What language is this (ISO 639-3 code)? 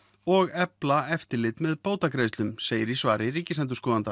isl